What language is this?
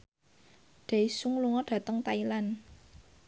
Javanese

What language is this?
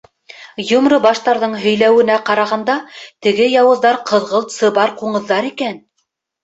Bashkir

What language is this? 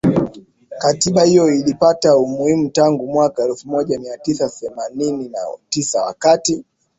Swahili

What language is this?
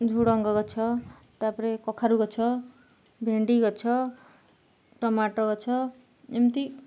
Odia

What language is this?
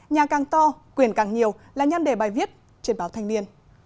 Vietnamese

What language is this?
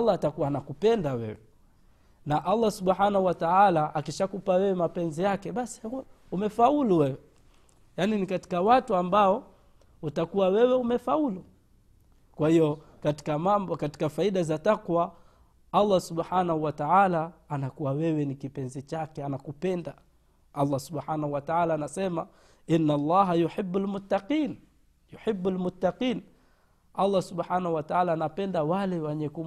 Swahili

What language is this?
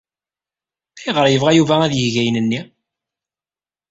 Kabyle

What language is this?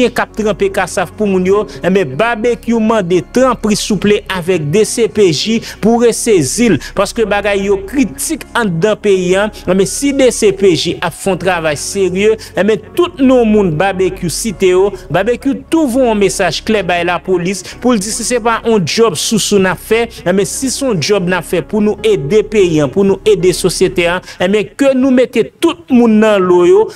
French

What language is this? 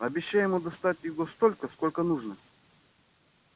Russian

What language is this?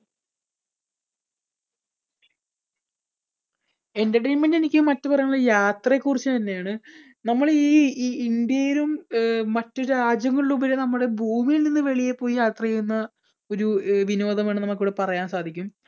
Malayalam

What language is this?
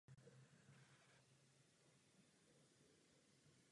Czech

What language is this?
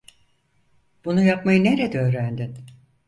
Turkish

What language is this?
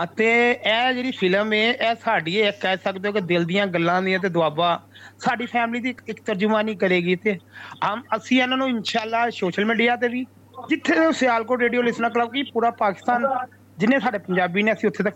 Punjabi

